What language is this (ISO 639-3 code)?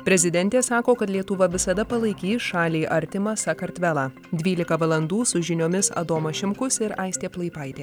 lit